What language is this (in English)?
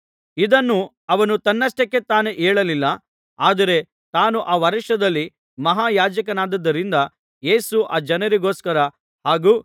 Kannada